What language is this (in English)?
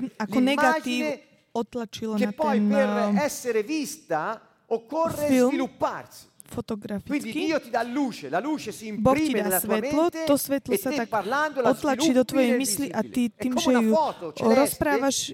Slovak